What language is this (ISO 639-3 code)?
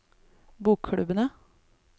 nor